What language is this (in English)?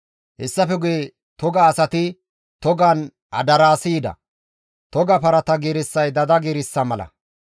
Gamo